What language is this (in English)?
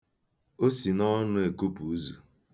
Igbo